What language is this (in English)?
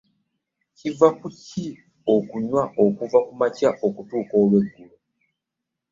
Ganda